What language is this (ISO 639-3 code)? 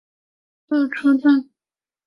zho